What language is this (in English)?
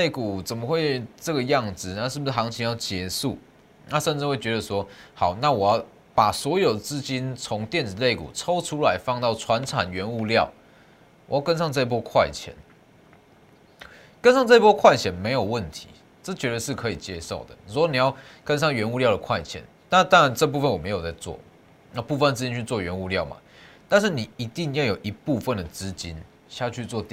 Chinese